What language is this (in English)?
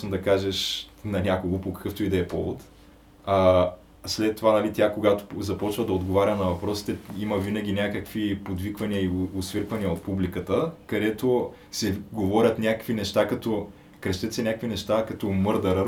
Bulgarian